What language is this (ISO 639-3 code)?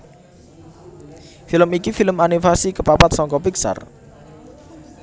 jav